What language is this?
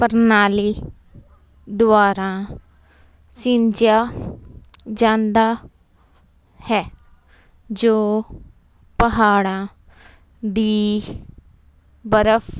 Punjabi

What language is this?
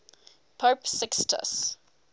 English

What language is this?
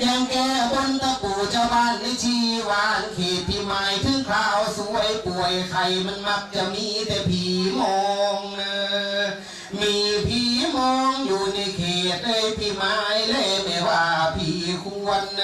Thai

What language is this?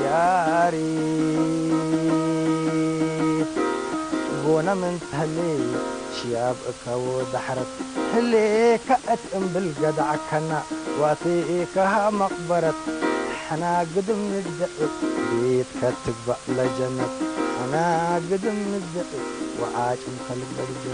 Arabic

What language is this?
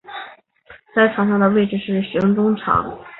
Chinese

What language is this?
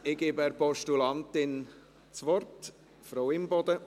Swiss German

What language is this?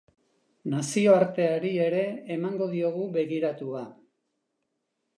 Basque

